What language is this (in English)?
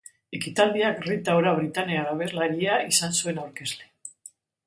Basque